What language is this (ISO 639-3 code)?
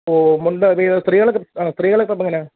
mal